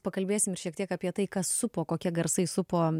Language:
Lithuanian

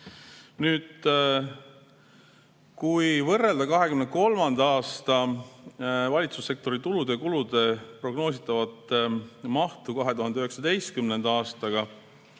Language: Estonian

